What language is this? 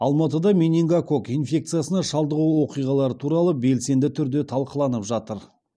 Kazakh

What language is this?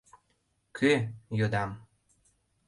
Mari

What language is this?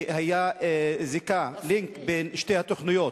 Hebrew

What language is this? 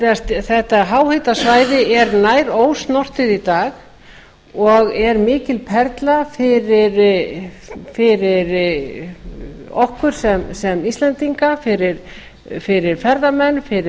Icelandic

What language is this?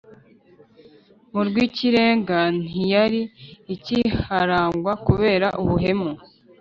Kinyarwanda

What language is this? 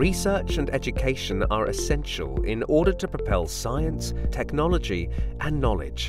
English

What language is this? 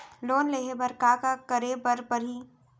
Chhattisgarhi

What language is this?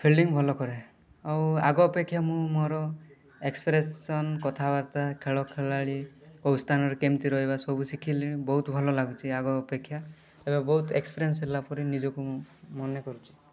Odia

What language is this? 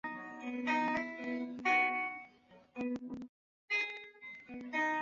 Chinese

